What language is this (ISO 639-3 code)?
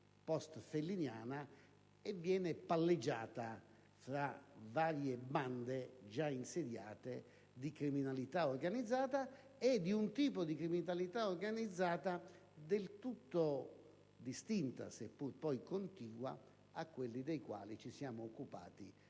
ita